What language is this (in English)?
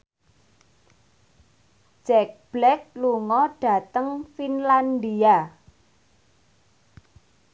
Javanese